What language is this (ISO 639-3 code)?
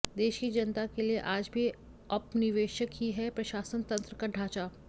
hin